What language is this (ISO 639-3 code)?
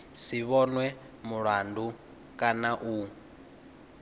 ven